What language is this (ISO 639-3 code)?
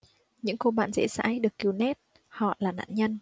vie